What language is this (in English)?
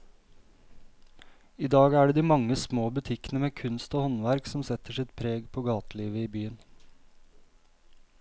Norwegian